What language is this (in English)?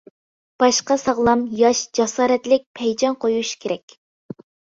Uyghur